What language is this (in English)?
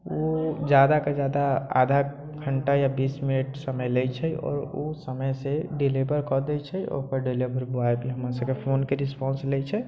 Maithili